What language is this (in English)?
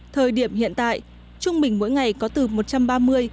Vietnamese